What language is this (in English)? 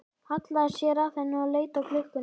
Icelandic